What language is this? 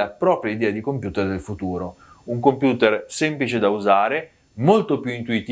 Italian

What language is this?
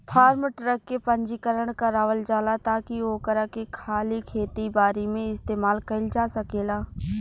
Bhojpuri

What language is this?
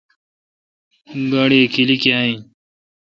Kalkoti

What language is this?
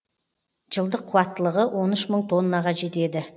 Kazakh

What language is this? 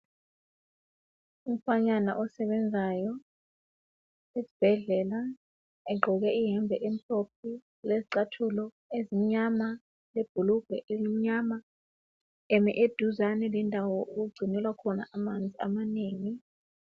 North Ndebele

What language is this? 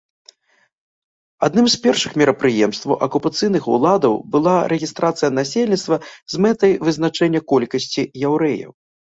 Belarusian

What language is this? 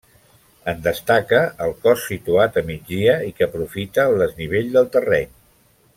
Catalan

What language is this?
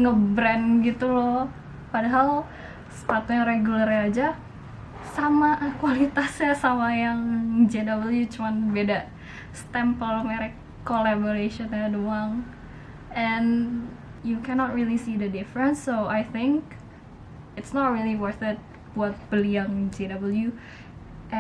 Indonesian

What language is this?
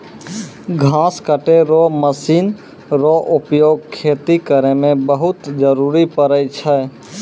Maithili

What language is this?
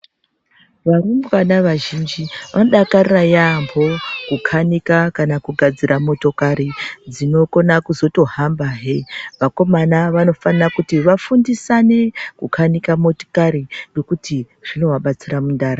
Ndau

